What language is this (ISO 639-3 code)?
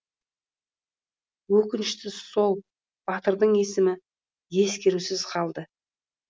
kaz